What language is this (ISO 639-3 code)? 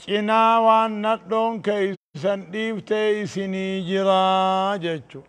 ara